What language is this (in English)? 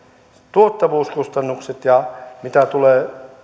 Finnish